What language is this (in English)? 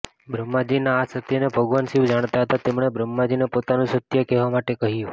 Gujarati